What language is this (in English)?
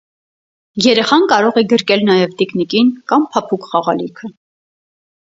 Armenian